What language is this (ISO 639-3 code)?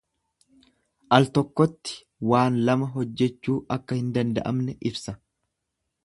orm